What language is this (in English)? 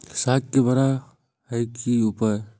Maithili